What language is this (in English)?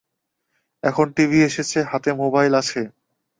Bangla